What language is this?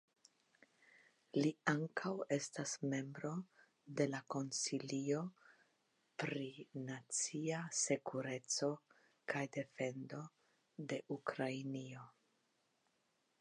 Esperanto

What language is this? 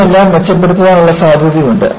Malayalam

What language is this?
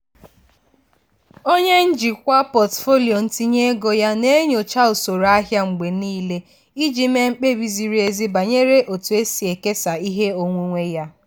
Igbo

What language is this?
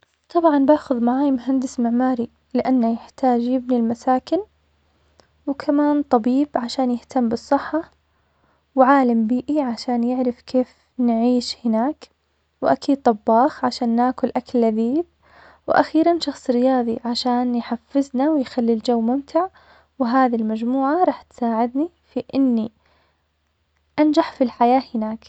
Omani Arabic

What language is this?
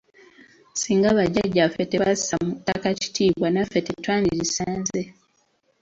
Ganda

